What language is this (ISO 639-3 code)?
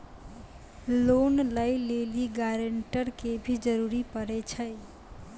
mai